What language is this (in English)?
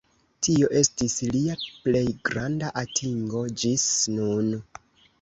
Esperanto